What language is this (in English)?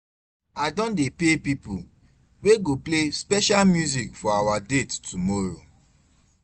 Nigerian Pidgin